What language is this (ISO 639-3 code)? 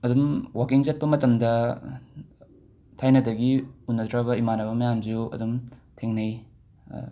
mni